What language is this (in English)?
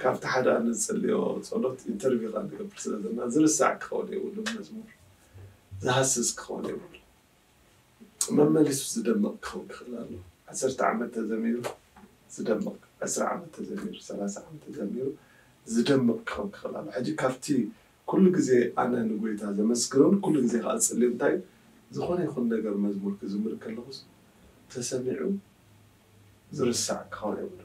Arabic